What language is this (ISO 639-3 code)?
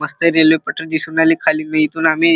mar